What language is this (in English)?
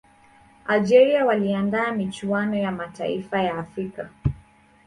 Swahili